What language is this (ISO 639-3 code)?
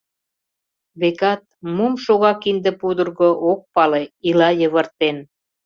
chm